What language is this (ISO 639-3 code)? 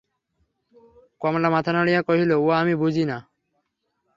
ben